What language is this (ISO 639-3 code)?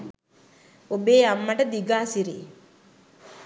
sin